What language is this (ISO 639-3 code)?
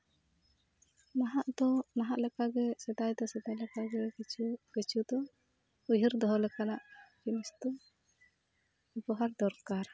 sat